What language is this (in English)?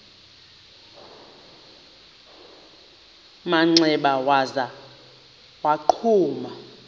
Xhosa